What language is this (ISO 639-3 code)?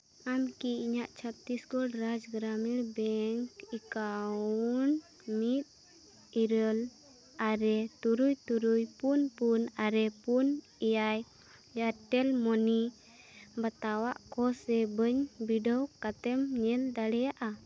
sat